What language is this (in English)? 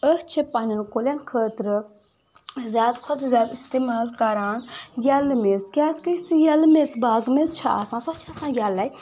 Kashmiri